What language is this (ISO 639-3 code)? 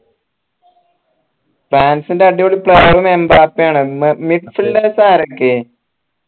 mal